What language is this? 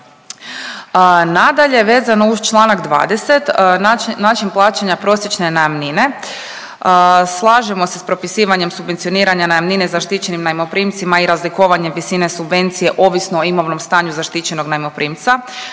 Croatian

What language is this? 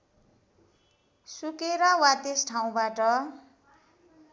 Nepali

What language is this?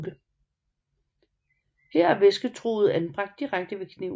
Danish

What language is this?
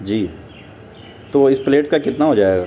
Urdu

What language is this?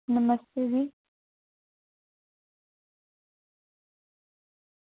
Dogri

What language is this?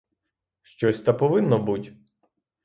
Ukrainian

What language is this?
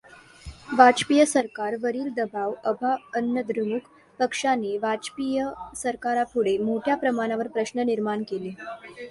Marathi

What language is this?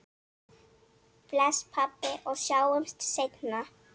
Icelandic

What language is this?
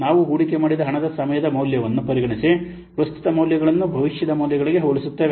Kannada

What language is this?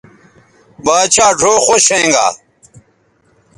Bateri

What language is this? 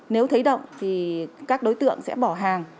Vietnamese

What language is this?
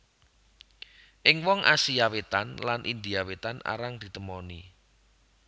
Javanese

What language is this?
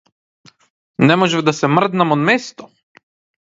Macedonian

